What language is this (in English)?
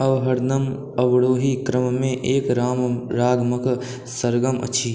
Maithili